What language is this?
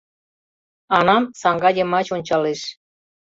Mari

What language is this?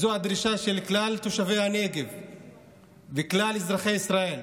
Hebrew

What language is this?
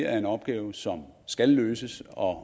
Danish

